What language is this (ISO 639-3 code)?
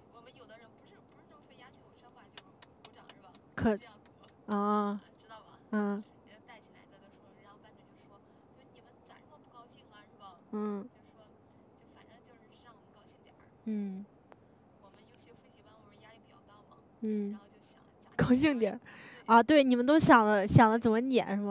zho